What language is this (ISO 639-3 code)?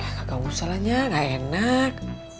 ind